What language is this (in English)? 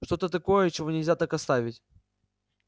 Russian